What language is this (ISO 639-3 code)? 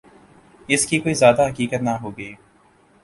urd